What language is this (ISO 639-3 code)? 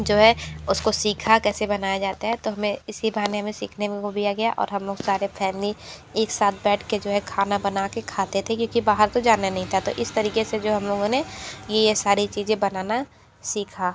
hin